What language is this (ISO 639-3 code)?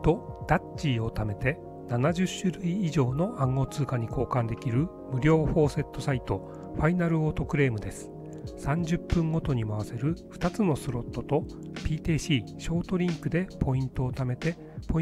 jpn